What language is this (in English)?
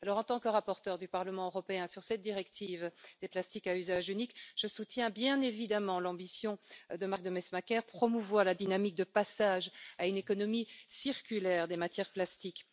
French